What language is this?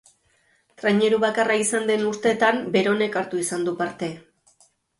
Basque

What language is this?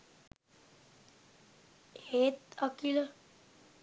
Sinhala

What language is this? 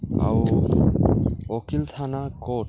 Odia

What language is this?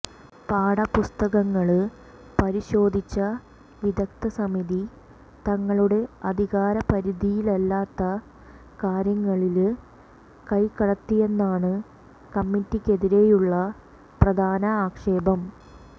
Malayalam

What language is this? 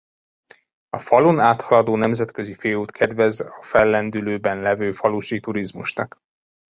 Hungarian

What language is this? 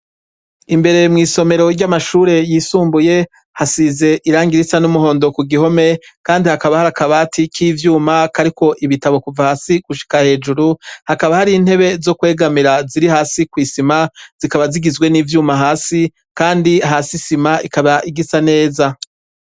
Rundi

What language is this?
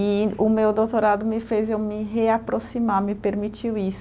Portuguese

